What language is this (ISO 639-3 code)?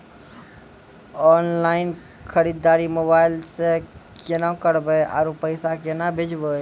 mai